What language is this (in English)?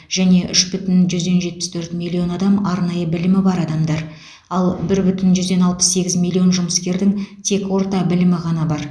Kazakh